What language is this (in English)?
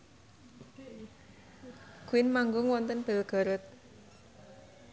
Javanese